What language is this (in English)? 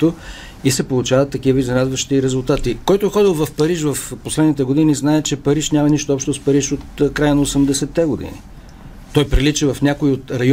Bulgarian